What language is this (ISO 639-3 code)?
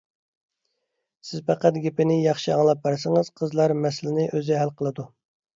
uig